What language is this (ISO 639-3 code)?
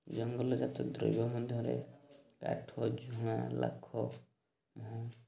ori